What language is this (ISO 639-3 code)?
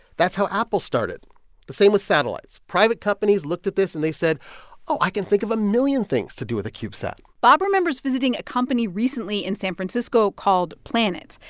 eng